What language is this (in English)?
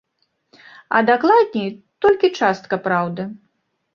Belarusian